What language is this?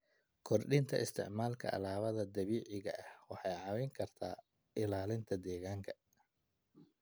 Somali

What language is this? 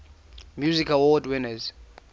English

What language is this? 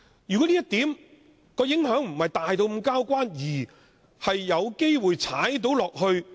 Cantonese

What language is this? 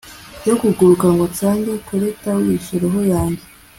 Kinyarwanda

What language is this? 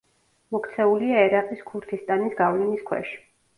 Georgian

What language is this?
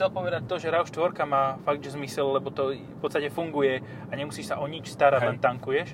Slovak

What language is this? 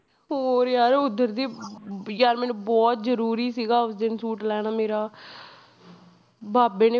Punjabi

